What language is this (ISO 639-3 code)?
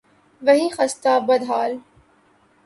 urd